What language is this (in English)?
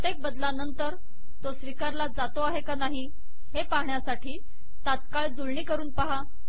Marathi